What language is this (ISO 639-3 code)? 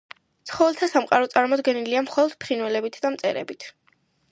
kat